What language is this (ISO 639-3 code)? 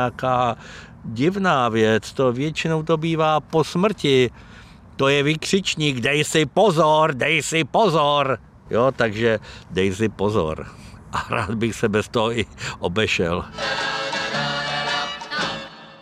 ces